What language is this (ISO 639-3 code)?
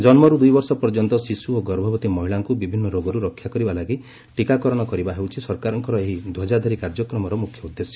ori